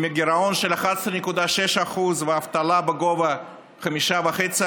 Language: Hebrew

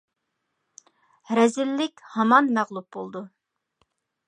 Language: Uyghur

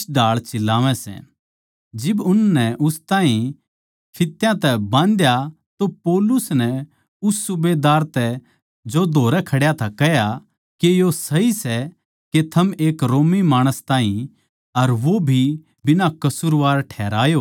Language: Haryanvi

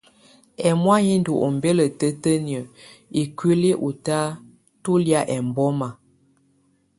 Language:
Tunen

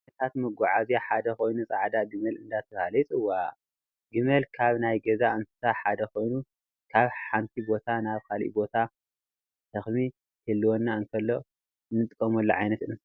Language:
Tigrinya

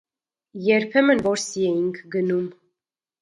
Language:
Armenian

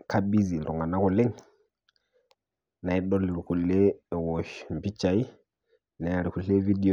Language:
Masai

